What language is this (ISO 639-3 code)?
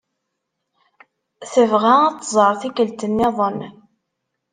kab